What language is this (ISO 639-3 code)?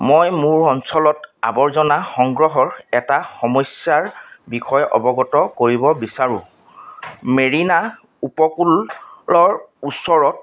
asm